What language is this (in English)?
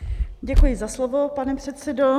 Czech